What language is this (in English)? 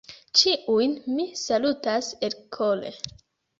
Esperanto